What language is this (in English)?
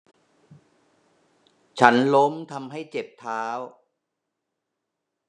Thai